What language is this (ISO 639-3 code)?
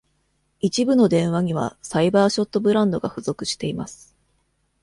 jpn